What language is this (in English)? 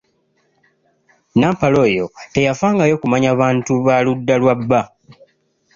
Ganda